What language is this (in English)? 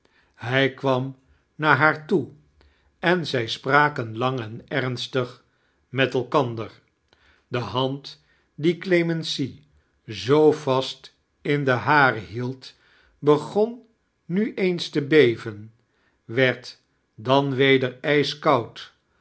Dutch